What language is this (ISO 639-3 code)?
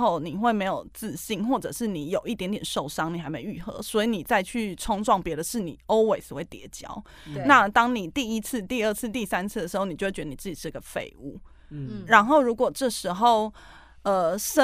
zho